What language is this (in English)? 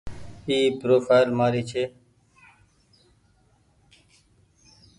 Goaria